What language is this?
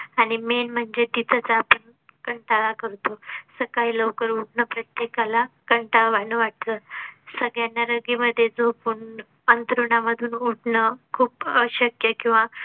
Marathi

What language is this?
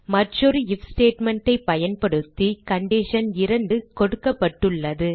Tamil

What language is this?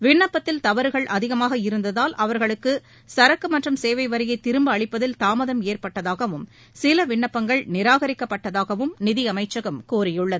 Tamil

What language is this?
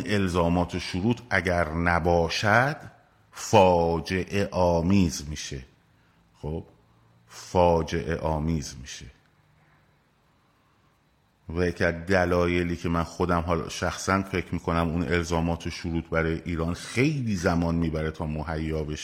Persian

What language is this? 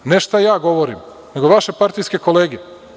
Serbian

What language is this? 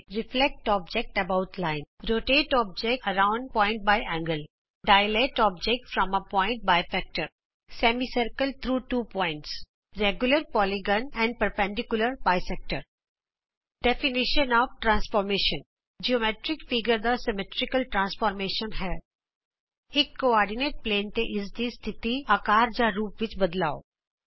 Punjabi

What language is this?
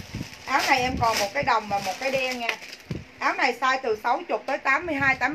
Vietnamese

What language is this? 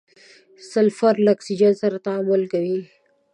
Pashto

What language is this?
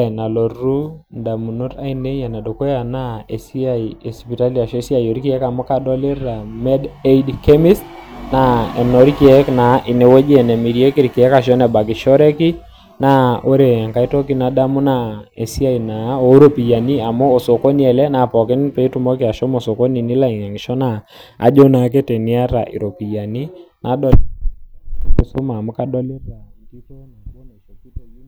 Masai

